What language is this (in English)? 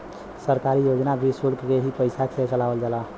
Bhojpuri